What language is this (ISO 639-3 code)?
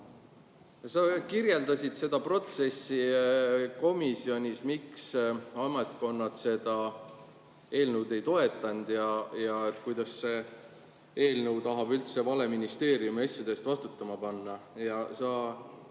est